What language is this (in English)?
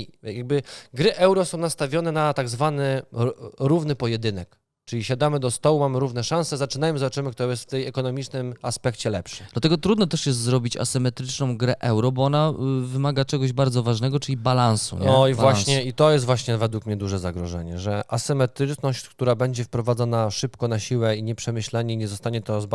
Polish